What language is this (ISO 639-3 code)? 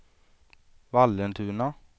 swe